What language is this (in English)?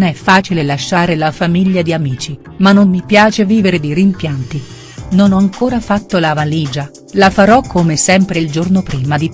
Italian